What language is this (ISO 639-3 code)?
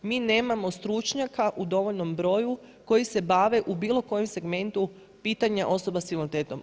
hrv